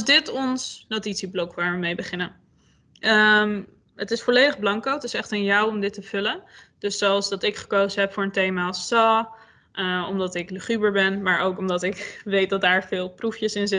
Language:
Dutch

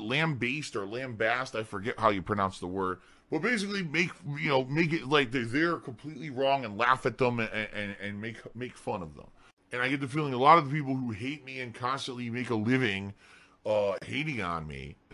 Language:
English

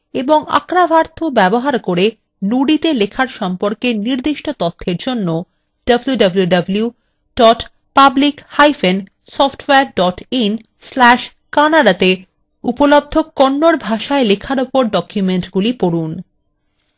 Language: Bangla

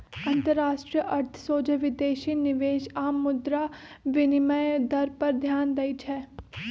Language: Magahi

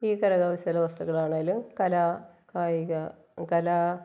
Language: Malayalam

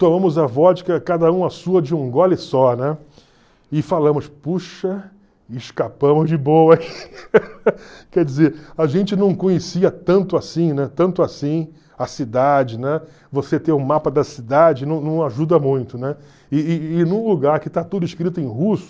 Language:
Portuguese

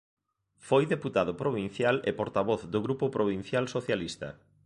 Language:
Galician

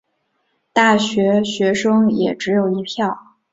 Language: Chinese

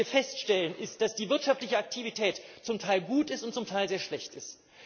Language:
German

